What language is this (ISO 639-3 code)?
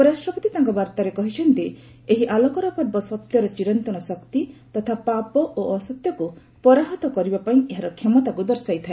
ori